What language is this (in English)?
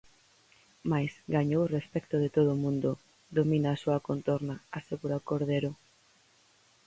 Galician